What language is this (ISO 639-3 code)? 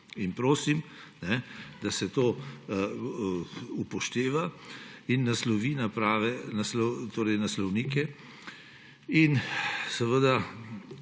slv